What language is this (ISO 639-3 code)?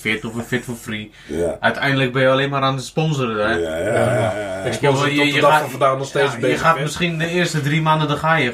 nld